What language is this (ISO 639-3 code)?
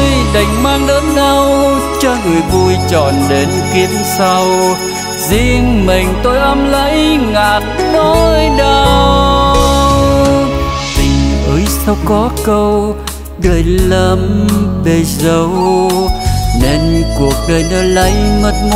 vie